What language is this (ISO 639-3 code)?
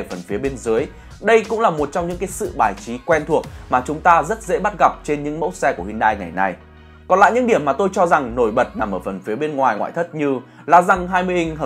vie